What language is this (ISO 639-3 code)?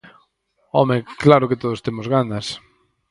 glg